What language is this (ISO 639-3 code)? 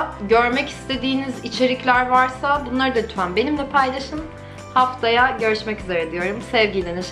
tur